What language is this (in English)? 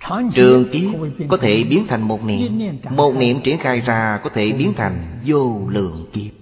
Vietnamese